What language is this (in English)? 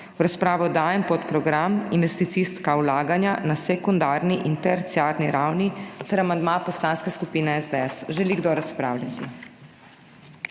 Slovenian